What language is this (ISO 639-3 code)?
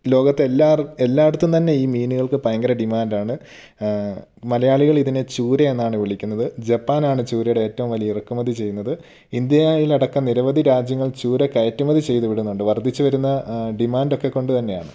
mal